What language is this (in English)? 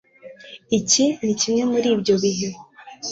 Kinyarwanda